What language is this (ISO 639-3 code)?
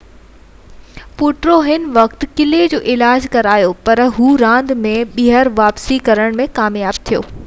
snd